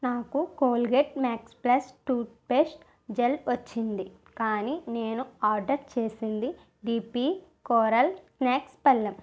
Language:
Telugu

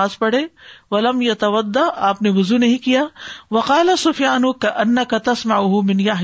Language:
Urdu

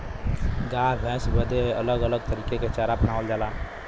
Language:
Bhojpuri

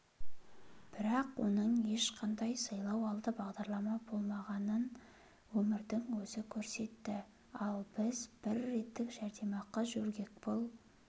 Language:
Kazakh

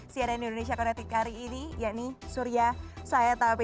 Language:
Indonesian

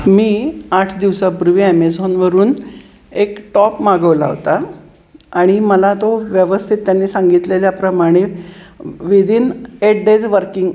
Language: Marathi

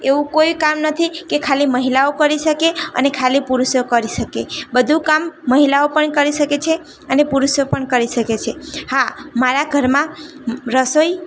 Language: Gujarati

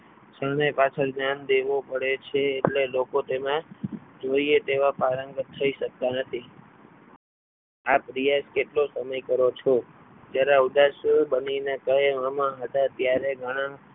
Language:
Gujarati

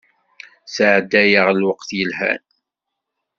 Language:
Kabyle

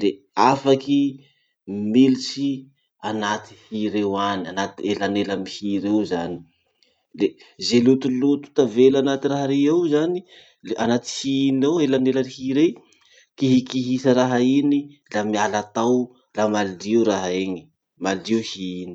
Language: Masikoro Malagasy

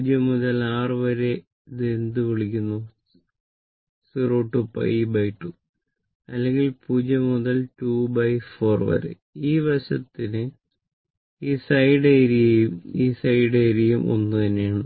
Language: Malayalam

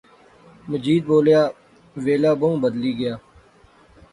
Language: Pahari-Potwari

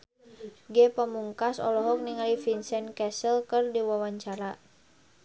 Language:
Sundanese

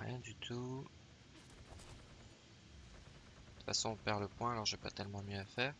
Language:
French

